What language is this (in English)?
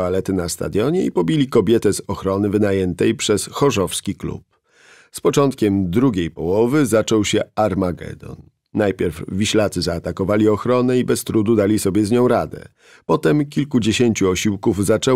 Polish